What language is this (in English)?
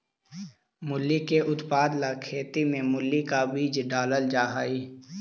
Magahi